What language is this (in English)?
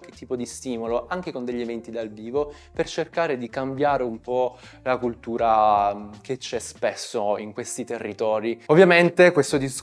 Italian